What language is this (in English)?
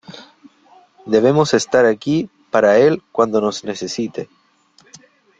Spanish